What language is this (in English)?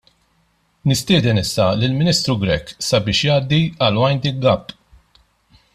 Maltese